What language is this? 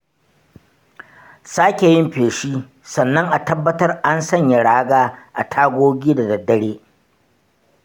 Hausa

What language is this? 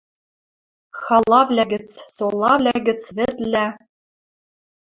Western Mari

